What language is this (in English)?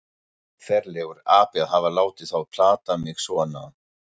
Icelandic